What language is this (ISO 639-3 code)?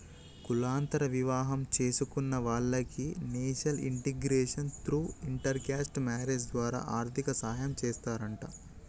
tel